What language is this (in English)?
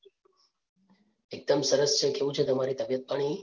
Gujarati